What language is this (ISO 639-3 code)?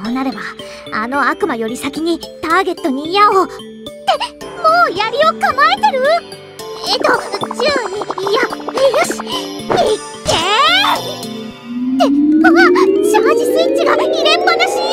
jpn